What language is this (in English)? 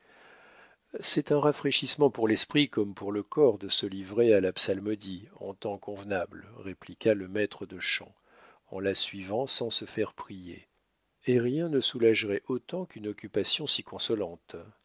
French